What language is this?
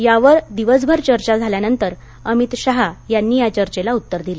Marathi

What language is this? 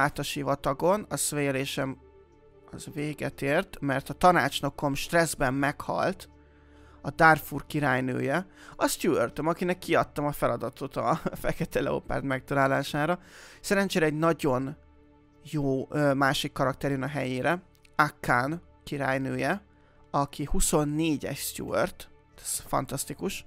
Hungarian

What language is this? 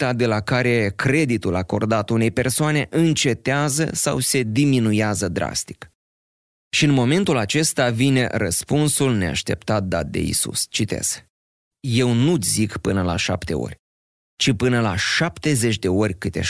Romanian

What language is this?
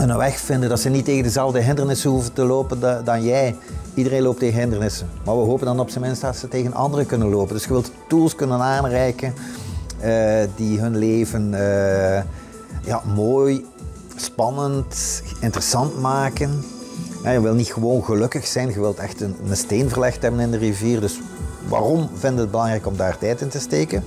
Dutch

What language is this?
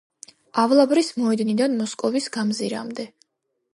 Georgian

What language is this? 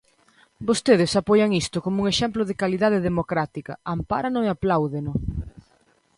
Galician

